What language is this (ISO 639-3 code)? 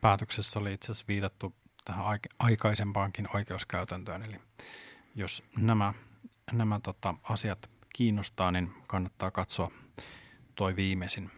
fin